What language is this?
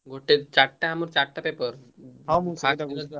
Odia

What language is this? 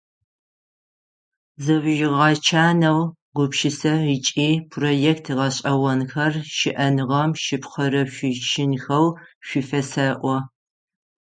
Adyghe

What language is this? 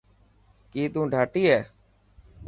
Dhatki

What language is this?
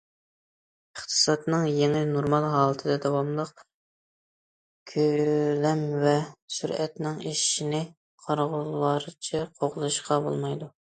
Uyghur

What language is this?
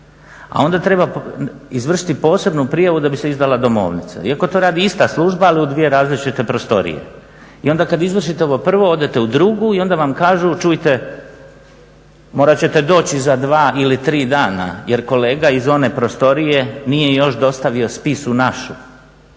Croatian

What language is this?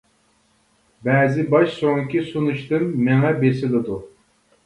Uyghur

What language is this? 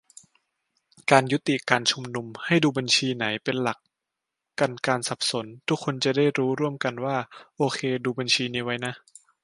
Thai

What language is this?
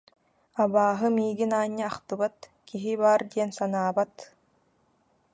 Yakut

